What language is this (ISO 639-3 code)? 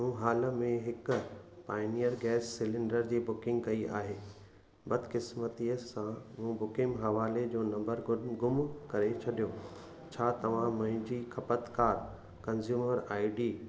snd